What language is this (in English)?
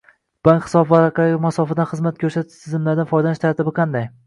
Uzbek